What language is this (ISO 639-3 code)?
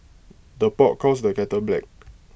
eng